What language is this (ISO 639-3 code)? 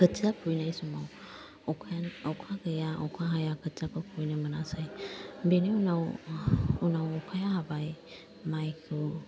brx